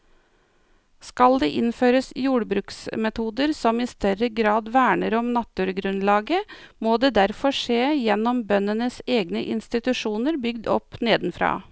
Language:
Norwegian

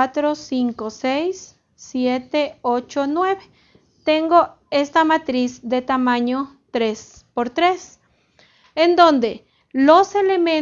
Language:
Spanish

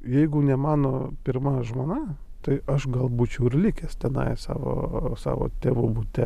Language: Lithuanian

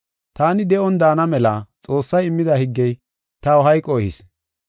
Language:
Gofa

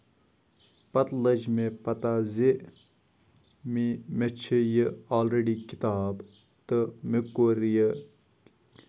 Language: Kashmiri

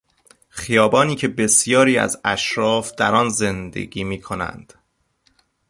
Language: Persian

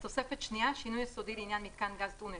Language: Hebrew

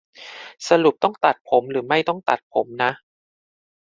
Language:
Thai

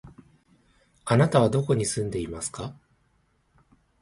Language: Japanese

